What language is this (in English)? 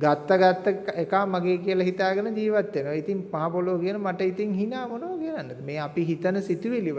Sinhala